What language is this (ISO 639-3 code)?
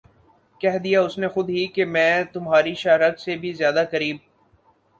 urd